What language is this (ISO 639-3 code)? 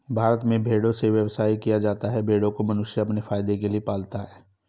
hin